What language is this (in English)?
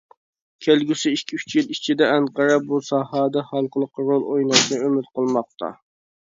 Uyghur